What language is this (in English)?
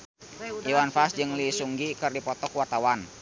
Sundanese